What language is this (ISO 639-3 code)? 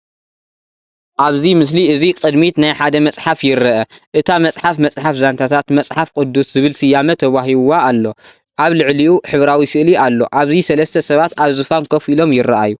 tir